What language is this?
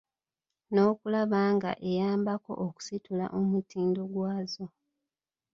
Ganda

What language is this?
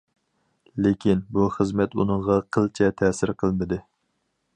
Uyghur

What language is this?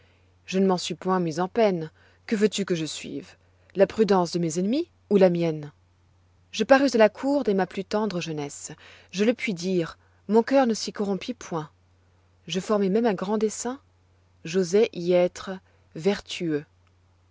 French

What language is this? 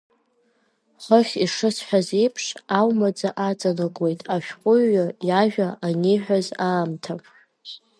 Abkhazian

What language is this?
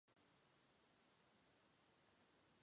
Chinese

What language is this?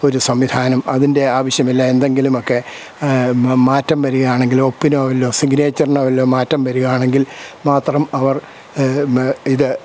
Malayalam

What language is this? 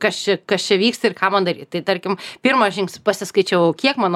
Lithuanian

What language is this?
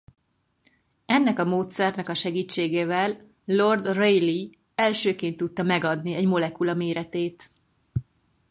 Hungarian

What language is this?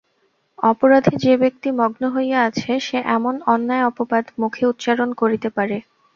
Bangla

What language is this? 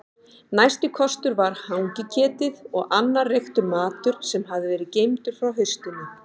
Icelandic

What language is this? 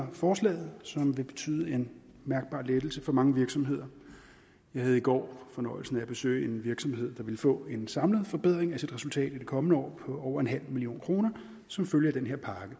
Danish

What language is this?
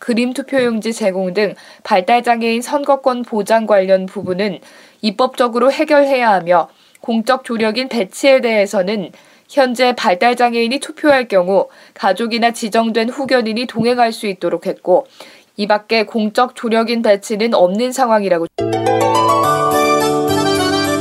Korean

